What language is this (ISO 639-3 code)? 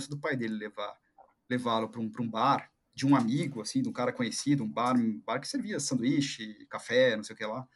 por